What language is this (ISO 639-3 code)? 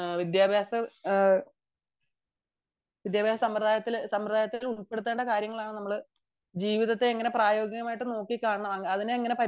mal